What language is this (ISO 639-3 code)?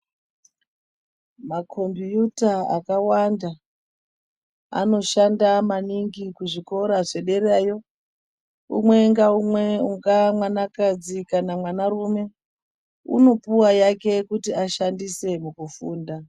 ndc